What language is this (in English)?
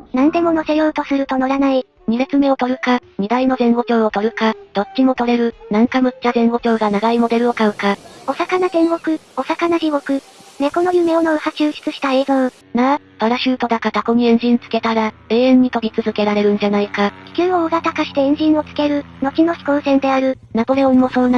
Japanese